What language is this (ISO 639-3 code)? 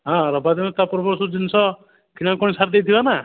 ori